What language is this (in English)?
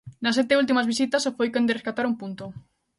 Galician